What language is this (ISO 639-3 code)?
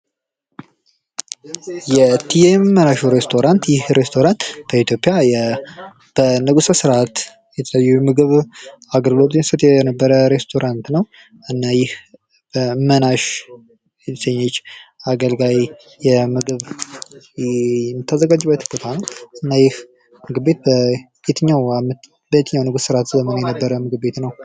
amh